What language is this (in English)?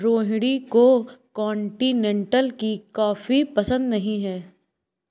Hindi